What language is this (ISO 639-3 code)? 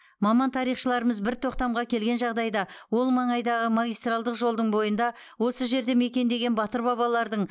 kaz